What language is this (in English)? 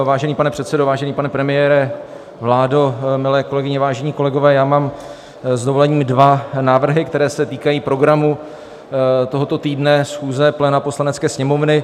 Czech